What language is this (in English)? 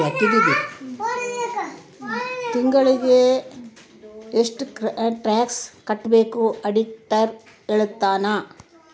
Kannada